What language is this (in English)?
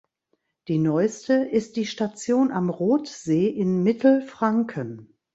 German